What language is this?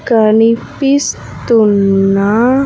Telugu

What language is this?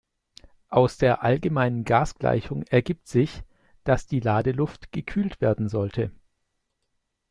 German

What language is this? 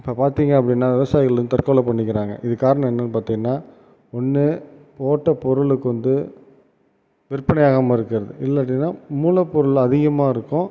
Tamil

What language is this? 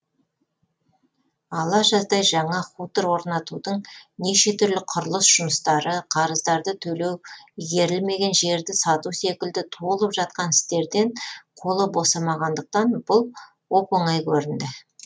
Kazakh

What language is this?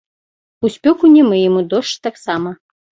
Belarusian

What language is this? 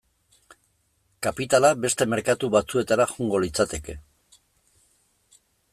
Basque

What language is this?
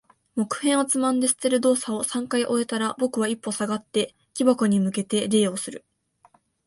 Japanese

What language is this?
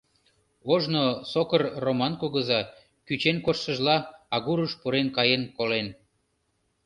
Mari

